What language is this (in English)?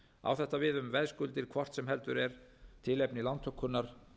Icelandic